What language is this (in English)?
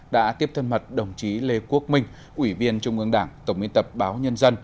Vietnamese